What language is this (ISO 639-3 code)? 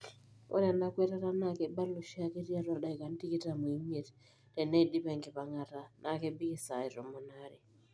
mas